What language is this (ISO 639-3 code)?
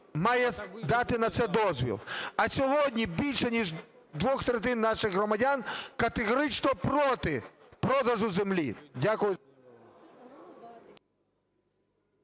ukr